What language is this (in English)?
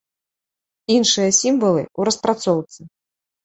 Belarusian